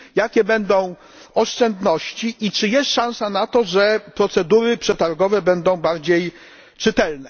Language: Polish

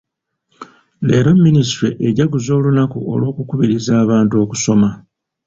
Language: Ganda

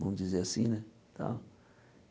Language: Portuguese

